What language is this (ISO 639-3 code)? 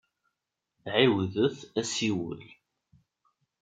kab